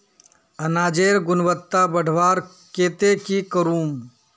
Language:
Magahi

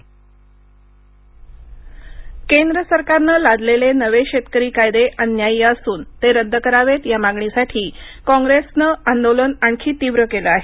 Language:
Marathi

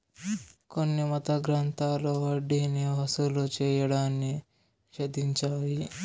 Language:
Telugu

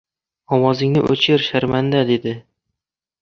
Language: Uzbek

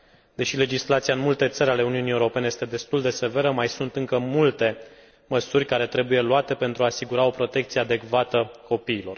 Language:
Romanian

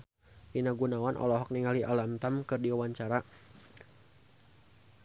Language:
Sundanese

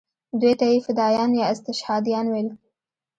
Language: Pashto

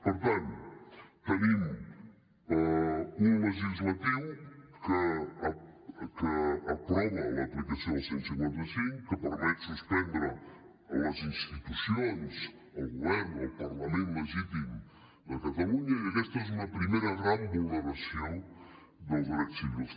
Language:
Catalan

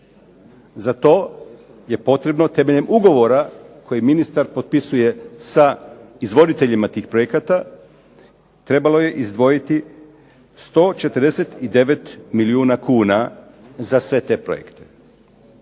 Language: Croatian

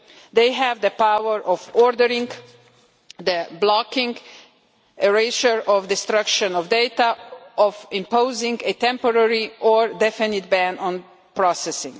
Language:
English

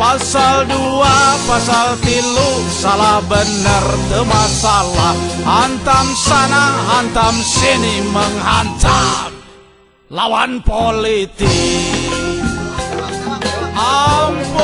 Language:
Indonesian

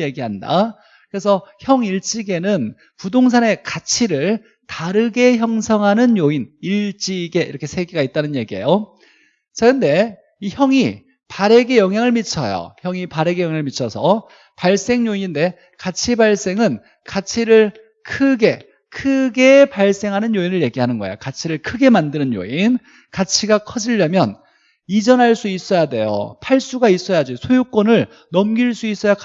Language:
Korean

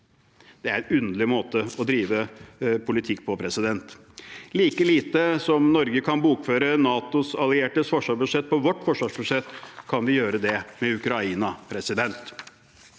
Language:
Norwegian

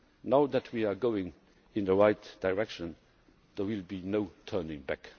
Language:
English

